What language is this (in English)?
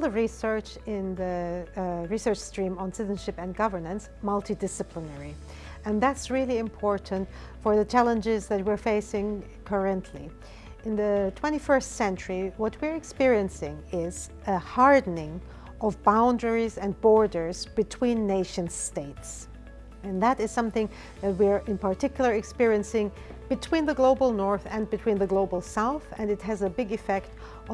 English